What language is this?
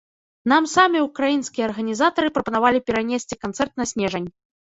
Belarusian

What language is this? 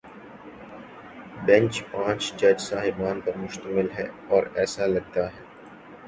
Urdu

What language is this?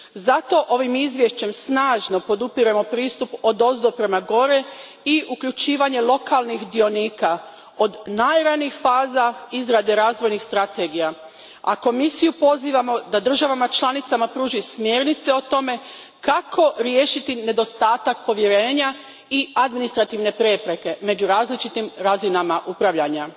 Croatian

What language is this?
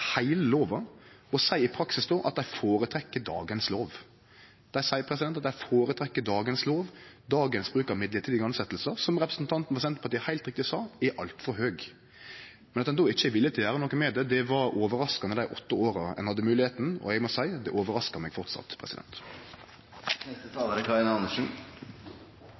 Norwegian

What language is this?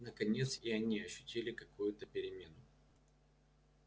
Russian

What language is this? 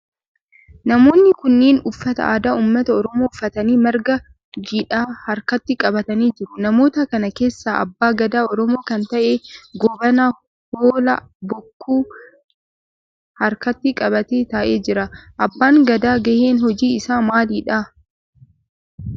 Oromo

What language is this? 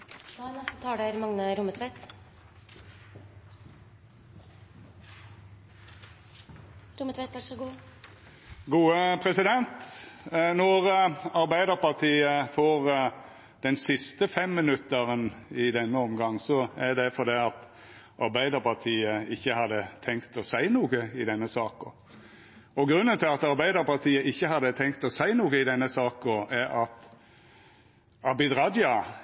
Norwegian Nynorsk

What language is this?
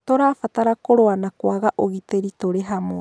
Kikuyu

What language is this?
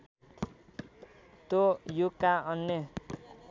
Nepali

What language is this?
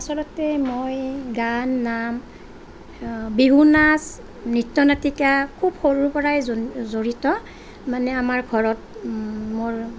Assamese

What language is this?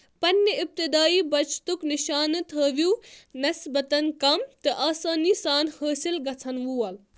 Kashmiri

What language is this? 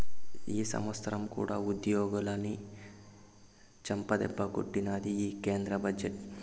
Telugu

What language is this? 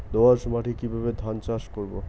Bangla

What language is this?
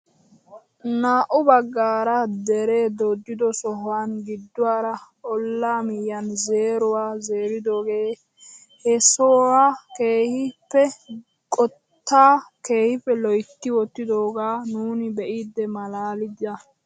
Wolaytta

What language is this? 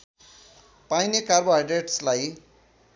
Nepali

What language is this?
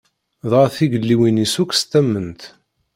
Kabyle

